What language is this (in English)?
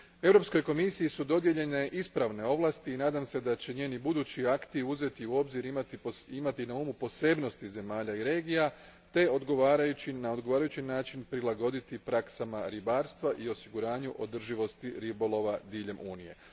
Croatian